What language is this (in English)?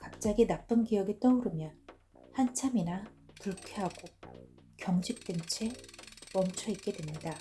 Korean